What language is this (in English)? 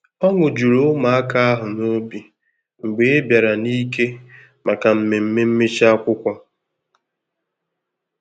Igbo